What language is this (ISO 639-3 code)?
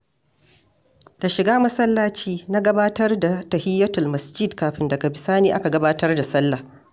hau